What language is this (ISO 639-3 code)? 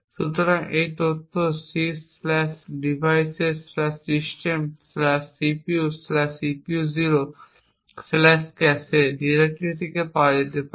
ben